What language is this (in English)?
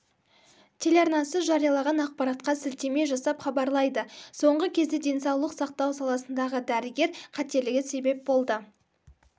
Kazakh